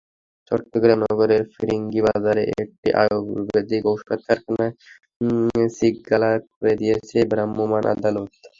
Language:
Bangla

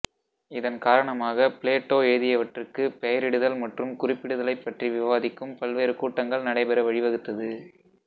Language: Tamil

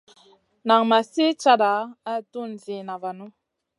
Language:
Masana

